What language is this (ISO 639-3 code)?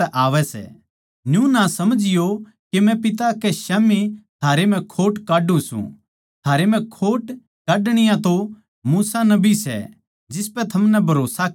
bgc